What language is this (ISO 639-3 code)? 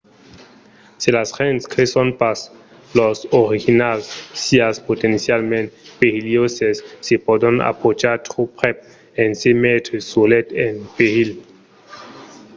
oci